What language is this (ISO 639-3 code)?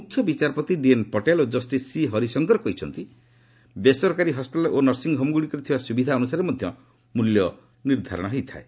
ori